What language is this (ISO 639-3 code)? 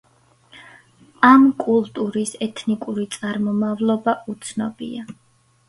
kat